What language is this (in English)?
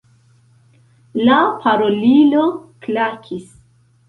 Esperanto